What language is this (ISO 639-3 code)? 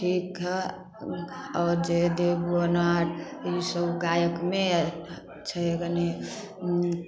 mai